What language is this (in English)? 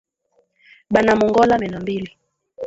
Swahili